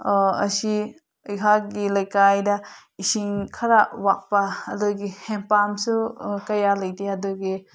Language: Manipuri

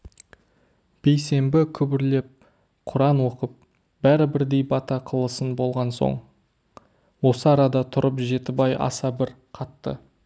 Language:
Kazakh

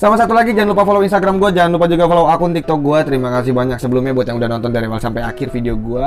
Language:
Indonesian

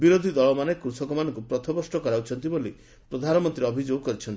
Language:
Odia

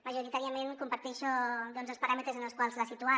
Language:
Catalan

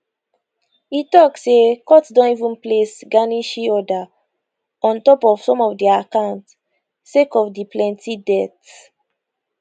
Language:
Nigerian Pidgin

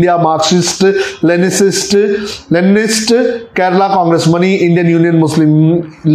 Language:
Hindi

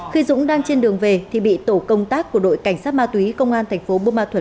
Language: Vietnamese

